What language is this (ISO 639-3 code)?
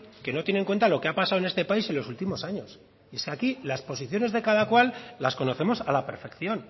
spa